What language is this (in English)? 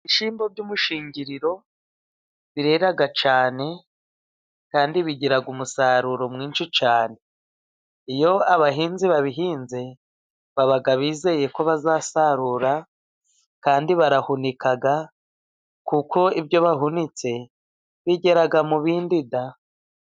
Kinyarwanda